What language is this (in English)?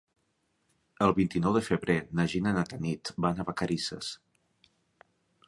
Catalan